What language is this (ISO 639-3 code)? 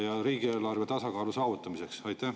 est